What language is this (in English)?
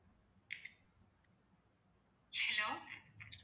Tamil